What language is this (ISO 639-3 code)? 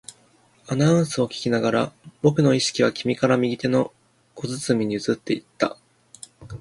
jpn